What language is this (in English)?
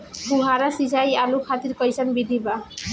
Bhojpuri